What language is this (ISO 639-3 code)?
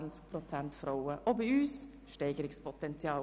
gsw